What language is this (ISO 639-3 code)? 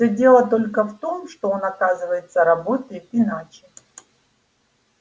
rus